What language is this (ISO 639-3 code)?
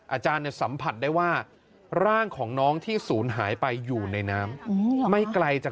tha